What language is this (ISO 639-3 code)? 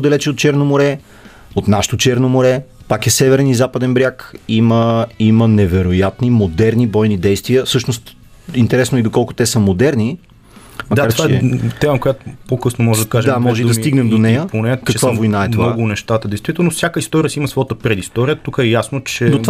bul